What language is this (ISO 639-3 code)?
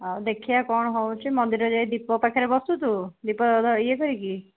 ori